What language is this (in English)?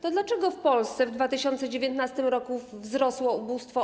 Polish